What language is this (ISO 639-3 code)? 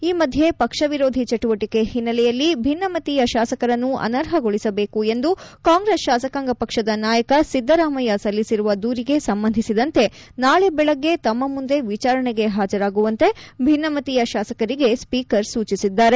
kan